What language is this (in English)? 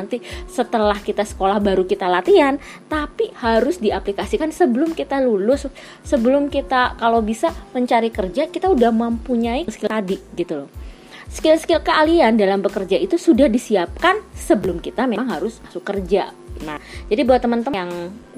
Indonesian